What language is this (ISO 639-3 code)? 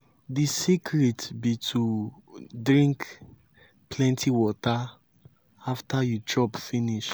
pcm